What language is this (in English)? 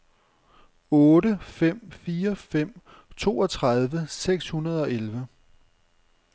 Danish